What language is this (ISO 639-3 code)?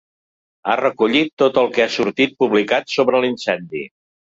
cat